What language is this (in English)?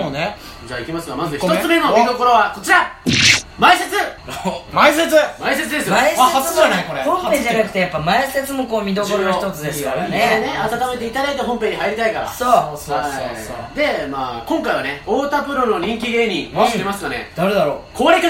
Japanese